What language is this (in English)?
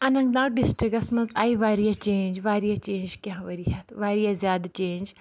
Kashmiri